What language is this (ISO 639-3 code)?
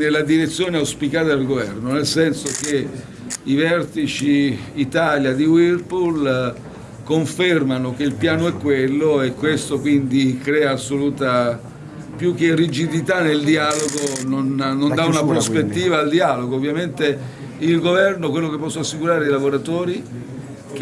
ita